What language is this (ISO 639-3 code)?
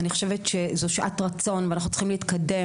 heb